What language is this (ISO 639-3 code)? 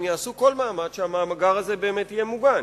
heb